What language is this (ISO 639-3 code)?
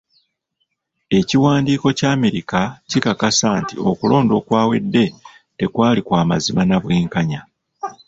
lug